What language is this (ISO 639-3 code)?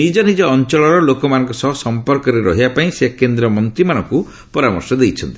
ori